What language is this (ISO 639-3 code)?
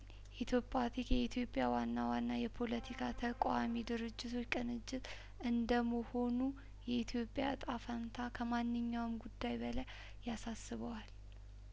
amh